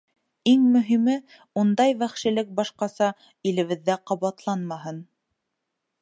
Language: Bashkir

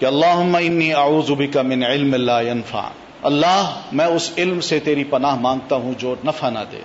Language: Urdu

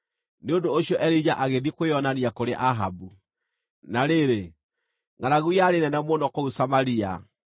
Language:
Kikuyu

